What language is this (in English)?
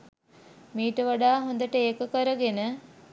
Sinhala